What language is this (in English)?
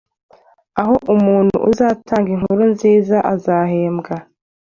Kinyarwanda